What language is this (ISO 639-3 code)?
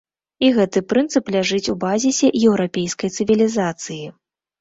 bel